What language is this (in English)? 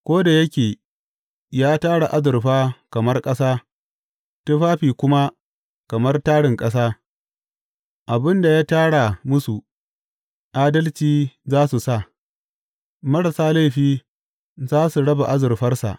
Hausa